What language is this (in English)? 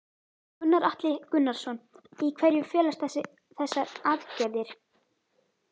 Icelandic